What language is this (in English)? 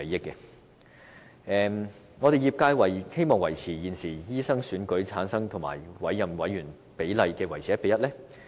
Cantonese